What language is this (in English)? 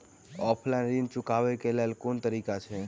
Maithili